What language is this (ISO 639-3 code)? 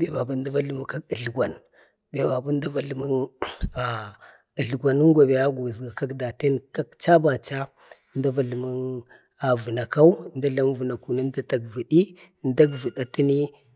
bde